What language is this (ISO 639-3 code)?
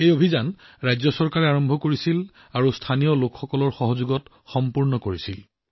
asm